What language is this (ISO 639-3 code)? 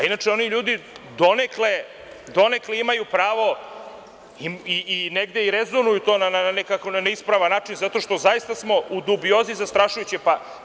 srp